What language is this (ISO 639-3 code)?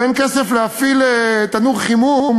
heb